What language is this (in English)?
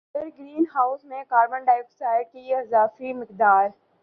Urdu